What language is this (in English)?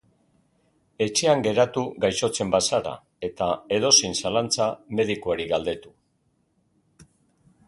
Basque